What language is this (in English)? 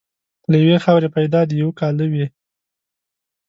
Pashto